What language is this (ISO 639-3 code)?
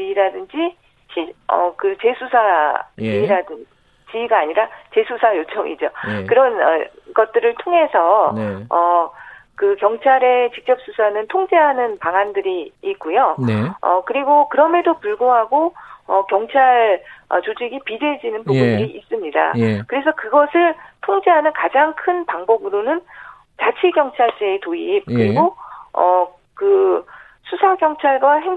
kor